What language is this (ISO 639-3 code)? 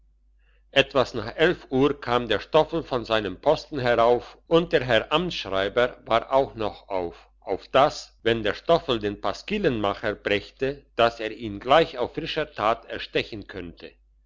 deu